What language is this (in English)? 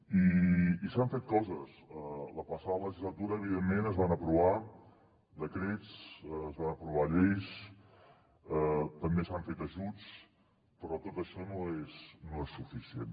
Catalan